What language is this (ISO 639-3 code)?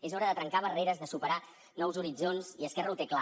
cat